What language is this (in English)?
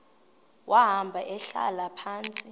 Xhosa